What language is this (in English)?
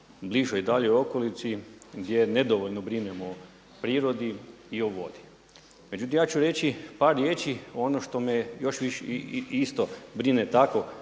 Croatian